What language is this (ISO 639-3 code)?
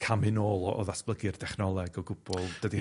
cym